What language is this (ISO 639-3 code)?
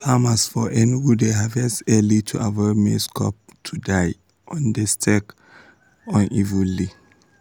pcm